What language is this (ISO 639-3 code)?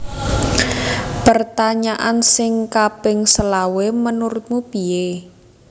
jav